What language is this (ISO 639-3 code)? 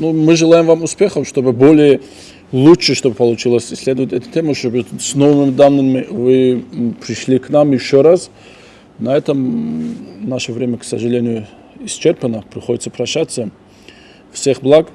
rus